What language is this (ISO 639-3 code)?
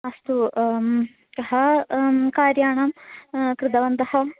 san